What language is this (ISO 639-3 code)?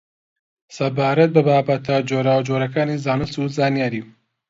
ckb